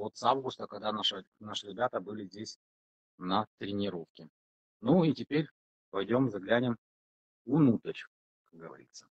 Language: Russian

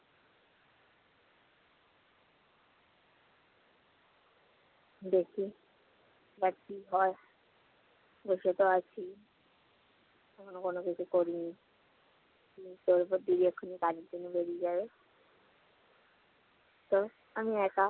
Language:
Bangla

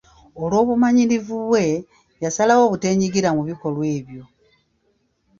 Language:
Ganda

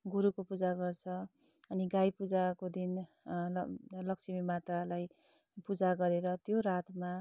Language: Nepali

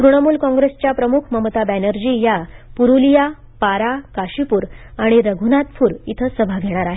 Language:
Marathi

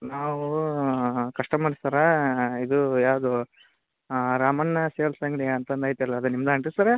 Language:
Kannada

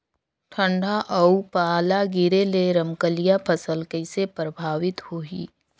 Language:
Chhattisgarhi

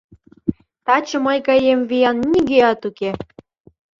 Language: Mari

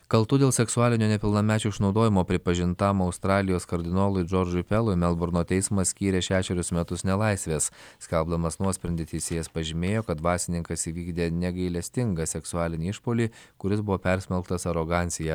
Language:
Lithuanian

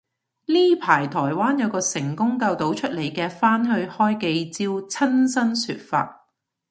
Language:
Cantonese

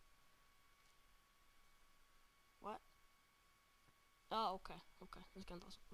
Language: Swedish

